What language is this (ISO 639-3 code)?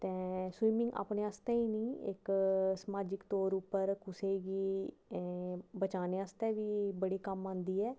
doi